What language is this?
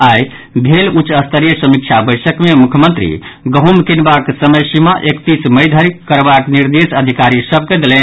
Maithili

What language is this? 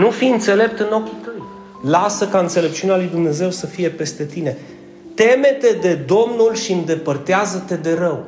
Romanian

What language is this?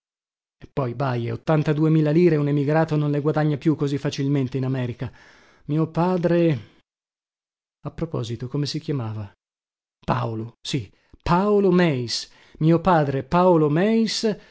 Italian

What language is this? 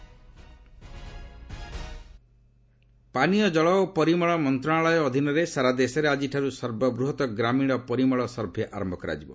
Odia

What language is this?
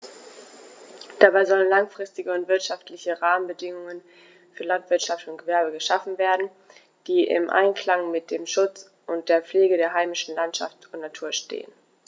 German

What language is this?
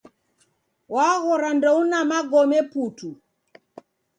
Taita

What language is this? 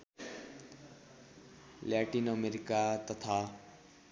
Nepali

